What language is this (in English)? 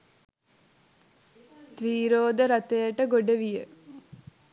Sinhala